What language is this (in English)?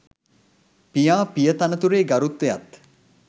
Sinhala